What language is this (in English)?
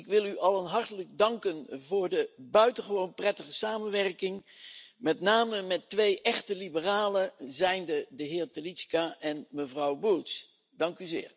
Dutch